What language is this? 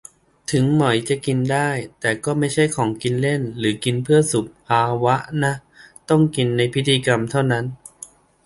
Thai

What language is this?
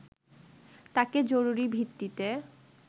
Bangla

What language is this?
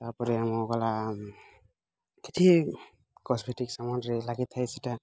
Odia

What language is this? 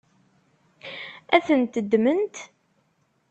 Kabyle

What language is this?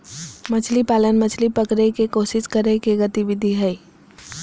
Magahi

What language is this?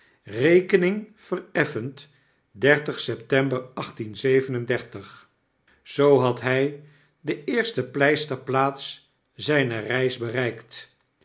Dutch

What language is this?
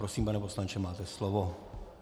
Czech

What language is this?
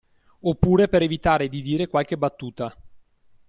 Italian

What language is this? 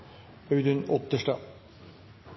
Norwegian Nynorsk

